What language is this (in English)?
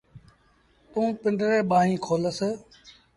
Sindhi Bhil